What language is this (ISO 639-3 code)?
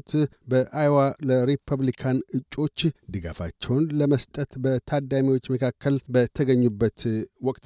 amh